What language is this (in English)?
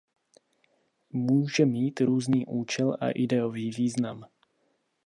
Czech